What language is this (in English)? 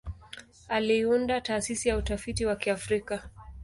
Swahili